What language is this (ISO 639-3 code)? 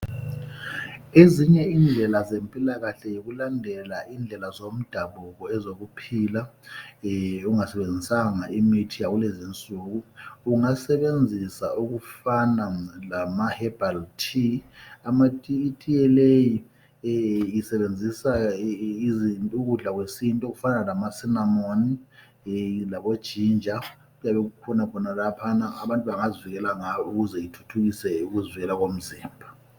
nde